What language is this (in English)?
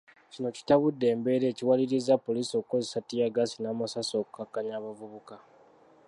Ganda